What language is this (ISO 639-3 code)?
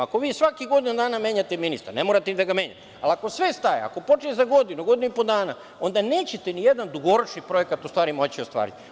srp